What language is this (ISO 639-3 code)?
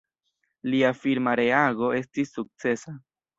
epo